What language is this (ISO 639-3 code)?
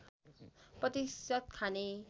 nep